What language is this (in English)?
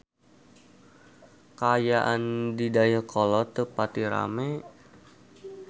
Sundanese